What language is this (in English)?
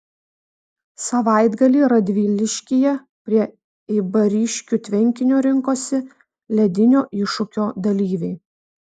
Lithuanian